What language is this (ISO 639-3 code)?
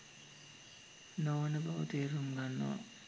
sin